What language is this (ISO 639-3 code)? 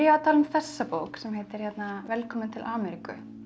isl